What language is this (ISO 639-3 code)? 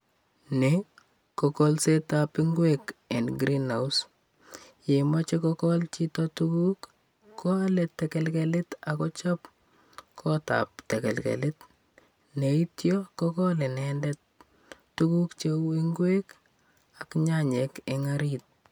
kln